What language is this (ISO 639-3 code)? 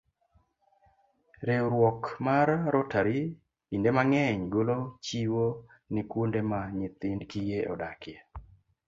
luo